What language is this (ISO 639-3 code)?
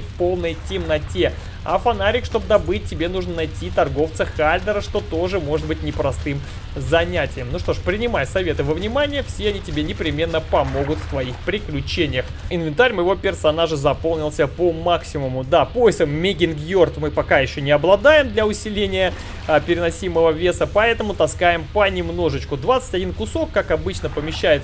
rus